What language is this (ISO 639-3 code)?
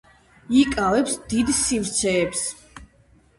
kat